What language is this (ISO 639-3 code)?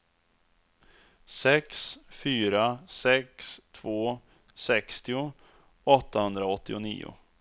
swe